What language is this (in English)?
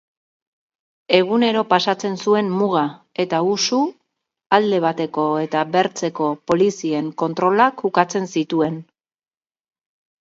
Basque